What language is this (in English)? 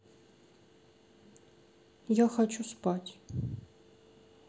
Russian